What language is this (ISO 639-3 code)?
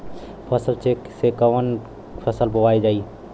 bho